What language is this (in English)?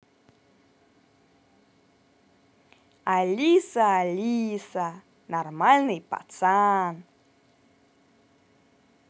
Russian